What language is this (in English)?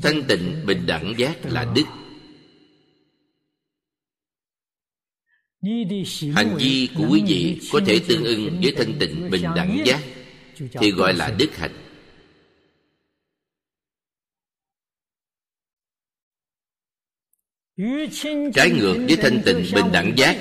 Vietnamese